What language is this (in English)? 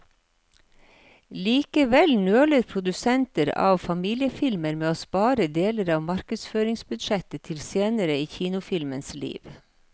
Norwegian